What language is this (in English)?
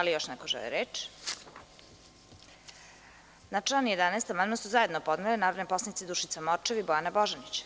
Serbian